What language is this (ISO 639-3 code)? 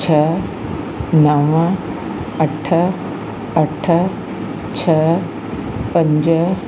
snd